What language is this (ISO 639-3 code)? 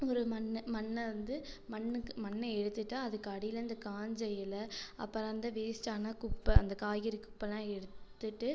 tam